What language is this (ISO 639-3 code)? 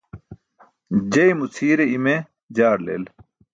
bsk